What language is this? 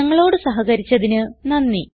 Malayalam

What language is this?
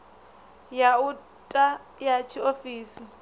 Venda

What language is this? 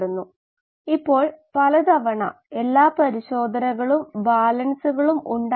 Malayalam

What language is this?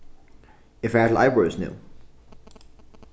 Faroese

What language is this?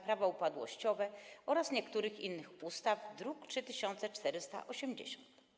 Polish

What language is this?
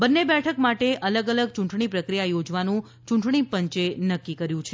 Gujarati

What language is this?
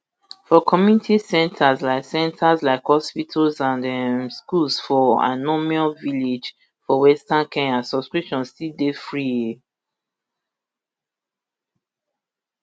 Nigerian Pidgin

